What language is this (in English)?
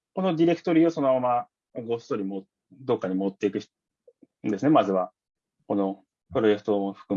Japanese